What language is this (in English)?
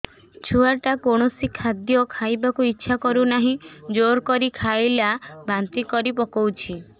Odia